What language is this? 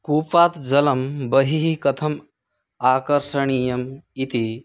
Sanskrit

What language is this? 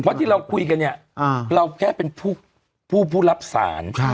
Thai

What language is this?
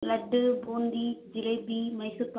Tamil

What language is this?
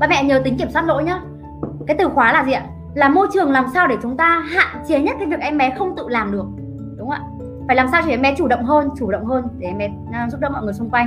Vietnamese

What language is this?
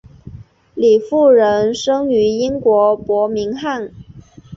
Chinese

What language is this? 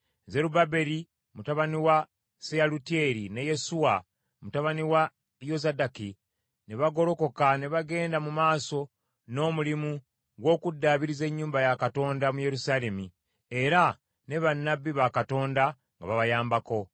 Ganda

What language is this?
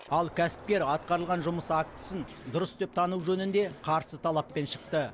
Kazakh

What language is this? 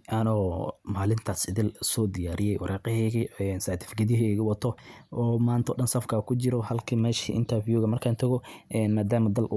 Somali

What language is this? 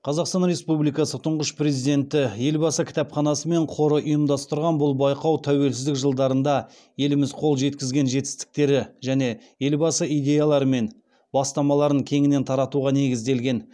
Kazakh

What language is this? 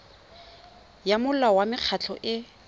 Tswana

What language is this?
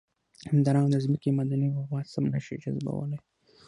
Pashto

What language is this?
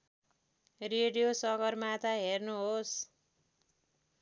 Nepali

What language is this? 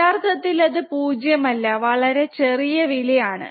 Malayalam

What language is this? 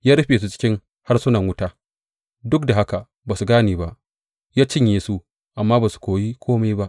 Hausa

